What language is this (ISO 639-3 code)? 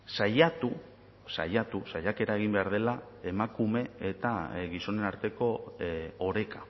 eus